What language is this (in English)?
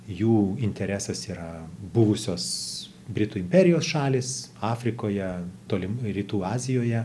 Lithuanian